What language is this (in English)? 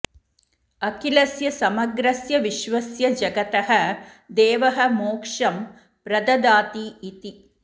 Sanskrit